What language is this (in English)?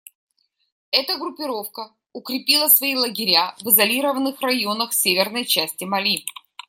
Russian